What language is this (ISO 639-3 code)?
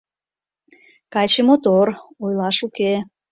chm